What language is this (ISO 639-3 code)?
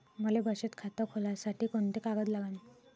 mar